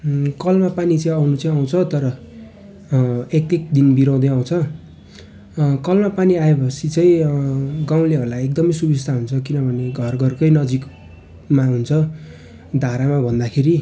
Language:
Nepali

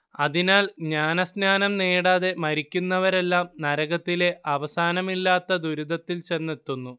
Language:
Malayalam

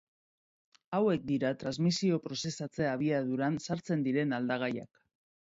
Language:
Basque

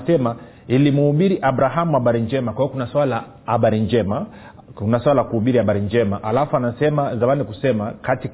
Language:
Swahili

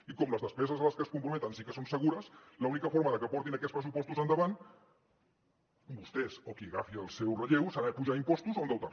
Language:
Catalan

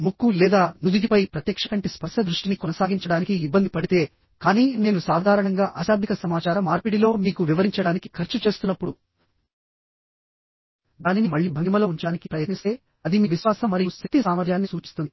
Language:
Telugu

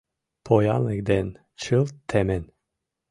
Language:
Mari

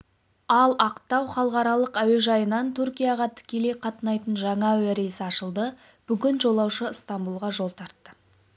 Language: Kazakh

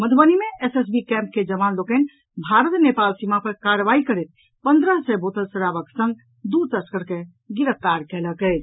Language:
Maithili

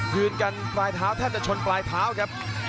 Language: Thai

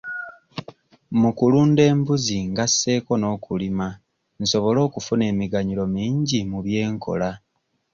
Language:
Ganda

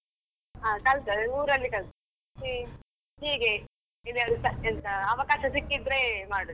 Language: Kannada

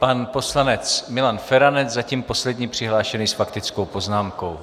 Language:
Czech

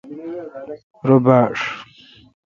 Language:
Kalkoti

